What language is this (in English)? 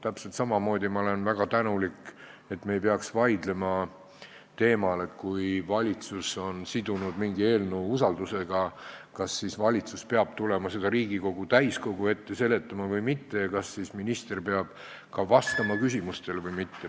Estonian